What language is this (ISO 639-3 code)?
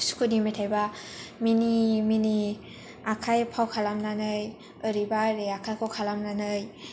brx